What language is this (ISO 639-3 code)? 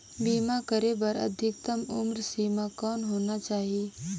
hne